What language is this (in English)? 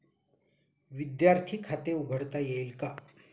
Marathi